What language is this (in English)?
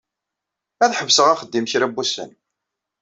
Kabyle